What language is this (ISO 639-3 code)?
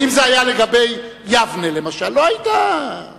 heb